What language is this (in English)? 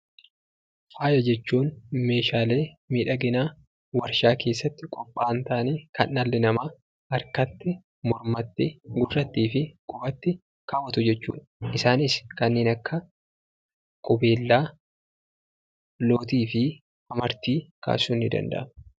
Oromo